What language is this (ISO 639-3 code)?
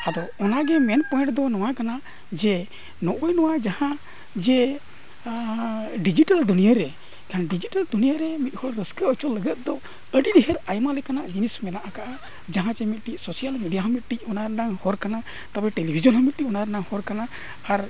sat